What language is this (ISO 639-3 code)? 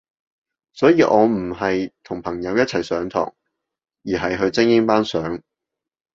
yue